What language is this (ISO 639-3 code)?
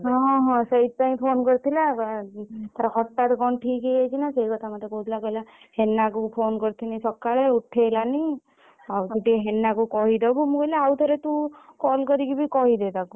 ori